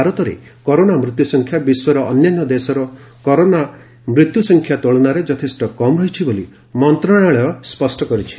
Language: Odia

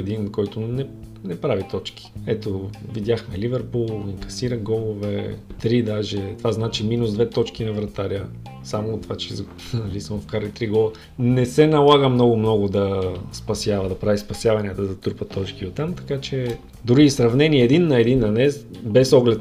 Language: Bulgarian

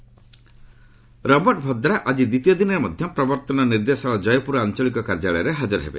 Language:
Odia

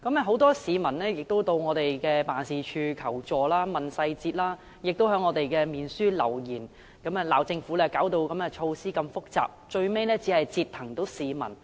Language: Cantonese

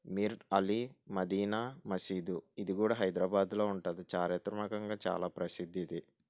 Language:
Telugu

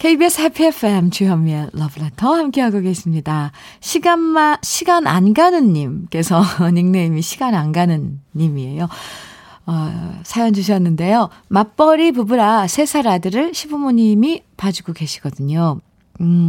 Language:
Korean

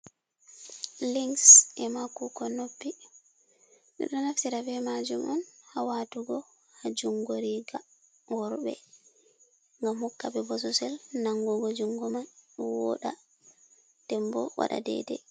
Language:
Fula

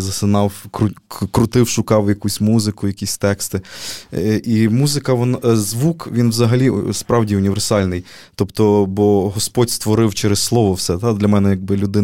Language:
Ukrainian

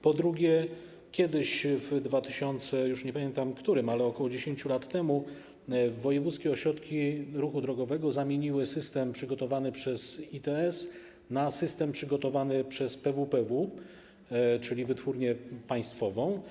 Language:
Polish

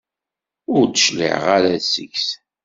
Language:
Kabyle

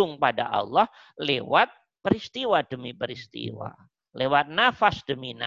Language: Indonesian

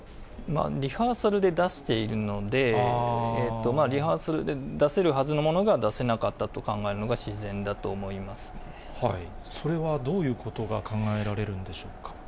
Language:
Japanese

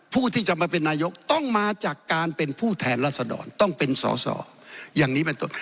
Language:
Thai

